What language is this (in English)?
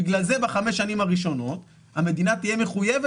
Hebrew